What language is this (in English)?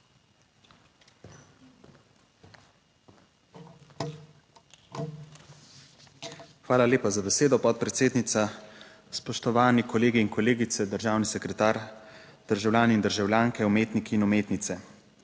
Slovenian